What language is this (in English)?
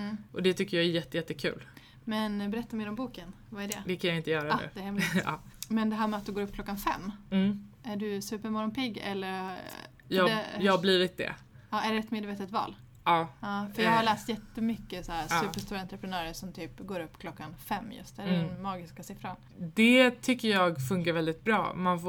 Swedish